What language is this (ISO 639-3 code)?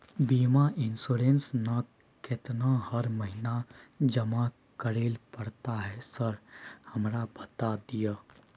mai